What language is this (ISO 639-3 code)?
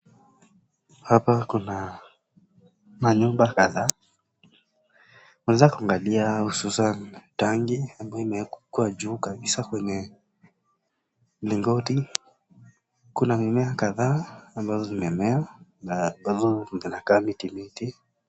swa